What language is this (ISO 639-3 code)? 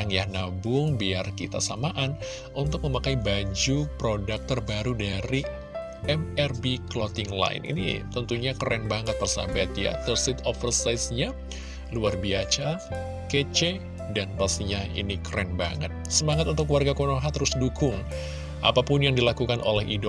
ind